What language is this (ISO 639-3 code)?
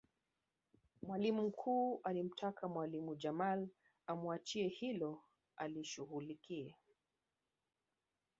swa